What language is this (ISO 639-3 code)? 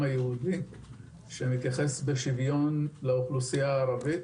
heb